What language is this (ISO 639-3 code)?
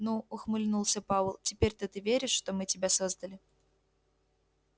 rus